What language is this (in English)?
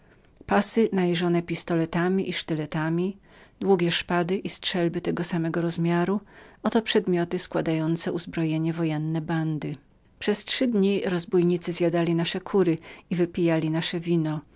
Polish